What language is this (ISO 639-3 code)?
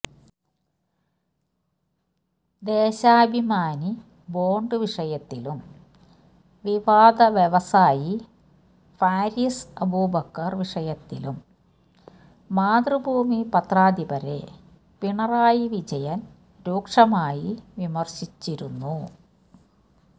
mal